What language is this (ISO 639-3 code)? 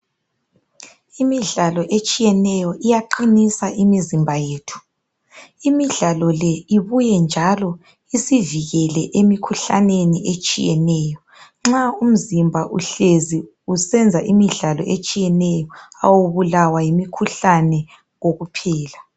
nde